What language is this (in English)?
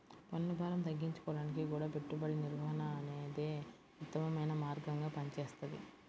Telugu